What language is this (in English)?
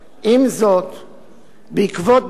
Hebrew